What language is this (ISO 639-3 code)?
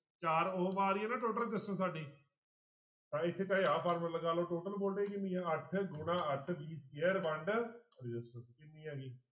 pan